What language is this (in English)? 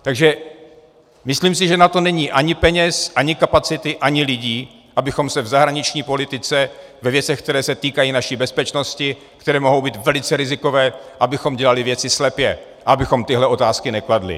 Czech